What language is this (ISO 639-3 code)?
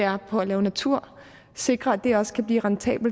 dan